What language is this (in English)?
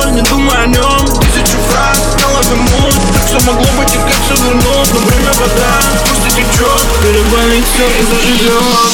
Russian